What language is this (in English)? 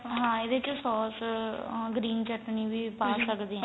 Punjabi